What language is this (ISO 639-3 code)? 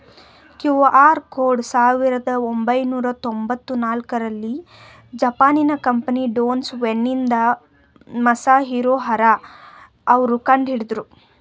kan